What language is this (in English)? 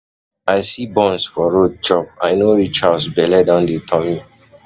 Nigerian Pidgin